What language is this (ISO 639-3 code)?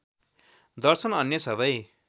nep